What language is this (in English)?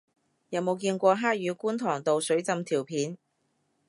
Cantonese